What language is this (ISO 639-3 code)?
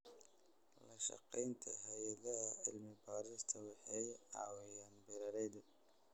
som